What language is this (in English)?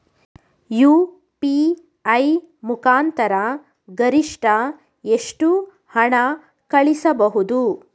Kannada